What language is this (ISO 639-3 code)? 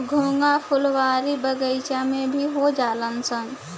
bho